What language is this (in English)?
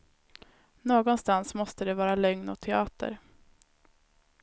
Swedish